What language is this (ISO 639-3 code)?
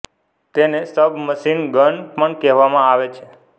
guj